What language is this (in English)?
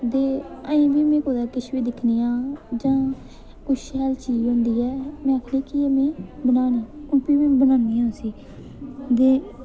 Dogri